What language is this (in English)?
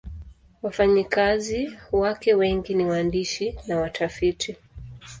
Swahili